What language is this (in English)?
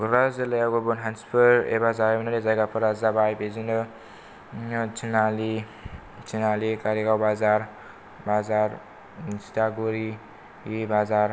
Bodo